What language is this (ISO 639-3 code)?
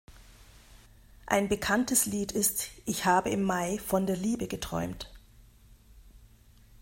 deu